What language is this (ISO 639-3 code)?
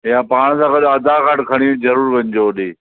snd